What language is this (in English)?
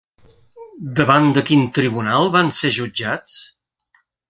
Catalan